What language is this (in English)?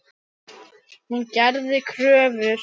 Icelandic